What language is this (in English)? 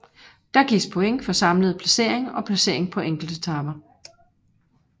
Danish